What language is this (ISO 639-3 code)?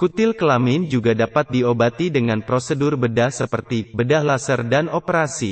ind